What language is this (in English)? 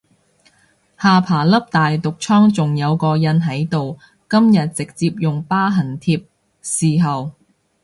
Cantonese